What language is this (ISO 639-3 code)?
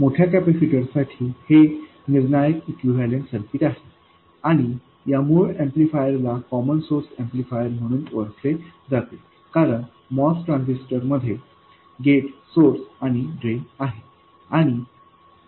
mar